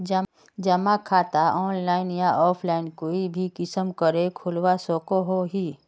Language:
Magahi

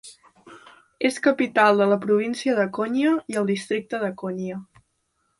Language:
Catalan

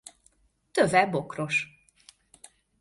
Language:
Hungarian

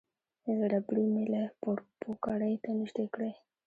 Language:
Pashto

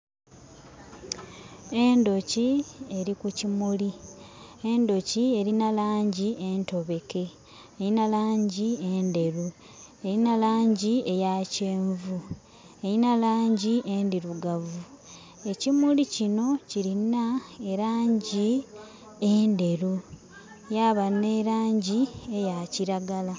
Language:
Soga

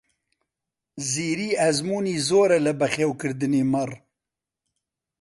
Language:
Central Kurdish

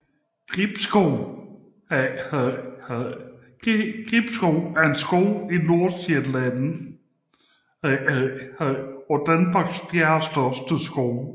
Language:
Danish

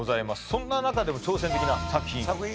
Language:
Japanese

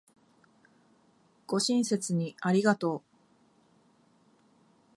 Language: Japanese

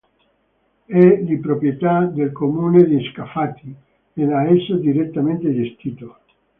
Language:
Italian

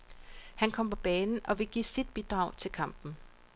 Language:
Danish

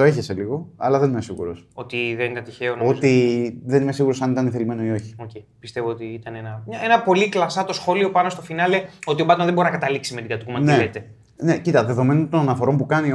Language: Greek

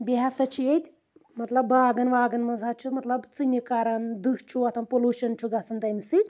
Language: Kashmiri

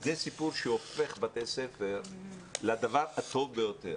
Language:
Hebrew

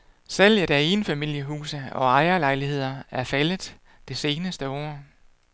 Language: Danish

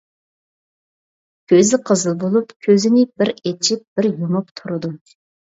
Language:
Uyghur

